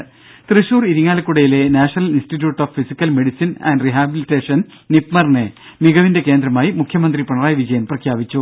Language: Malayalam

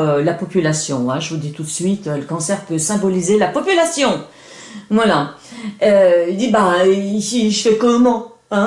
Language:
French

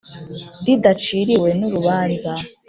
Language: Kinyarwanda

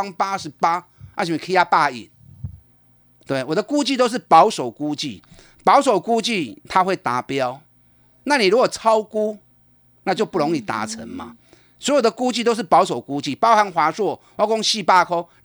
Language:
Chinese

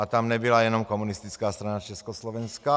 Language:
Czech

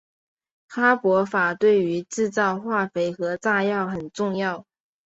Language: Chinese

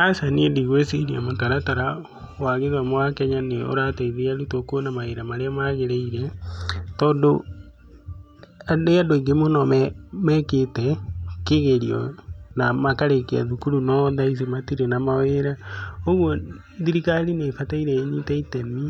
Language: Kikuyu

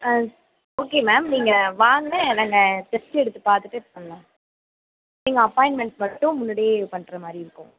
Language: Tamil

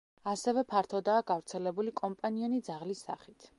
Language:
Georgian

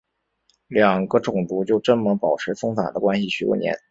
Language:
Chinese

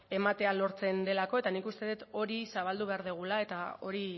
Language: Basque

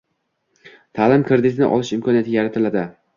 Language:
Uzbek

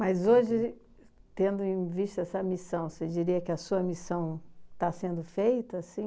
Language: Portuguese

